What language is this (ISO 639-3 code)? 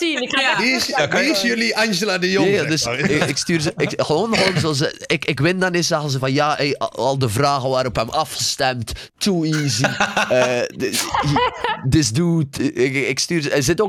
nld